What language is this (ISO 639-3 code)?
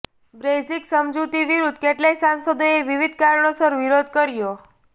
guj